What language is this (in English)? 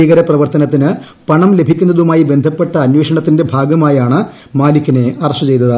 Malayalam